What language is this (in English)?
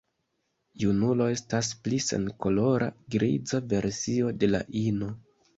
Esperanto